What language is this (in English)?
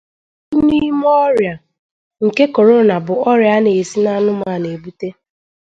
Igbo